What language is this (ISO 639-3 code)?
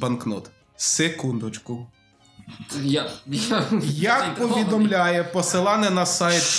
ukr